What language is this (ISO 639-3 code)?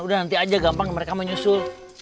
ind